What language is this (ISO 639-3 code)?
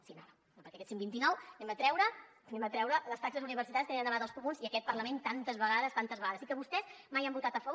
cat